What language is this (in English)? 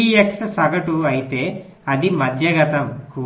Telugu